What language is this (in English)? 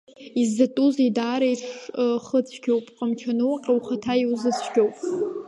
Abkhazian